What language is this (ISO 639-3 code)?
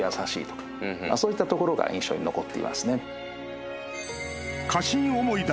jpn